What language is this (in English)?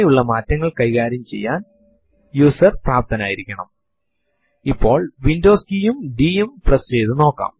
Malayalam